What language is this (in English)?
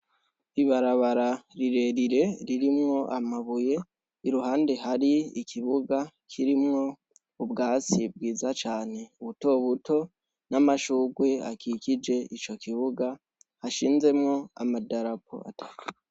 Rundi